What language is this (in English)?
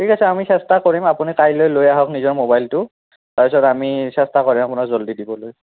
Assamese